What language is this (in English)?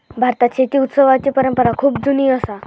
Marathi